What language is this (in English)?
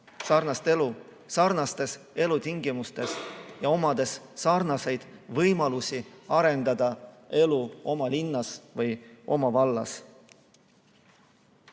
Estonian